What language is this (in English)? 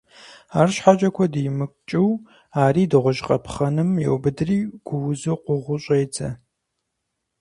Kabardian